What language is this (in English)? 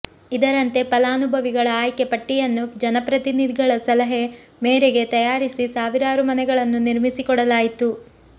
Kannada